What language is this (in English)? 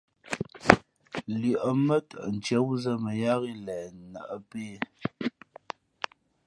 Fe'fe'